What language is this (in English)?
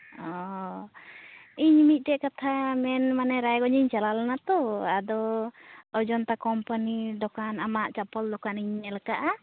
Santali